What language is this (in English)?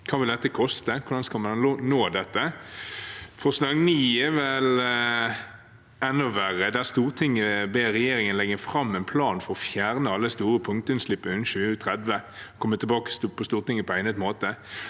Norwegian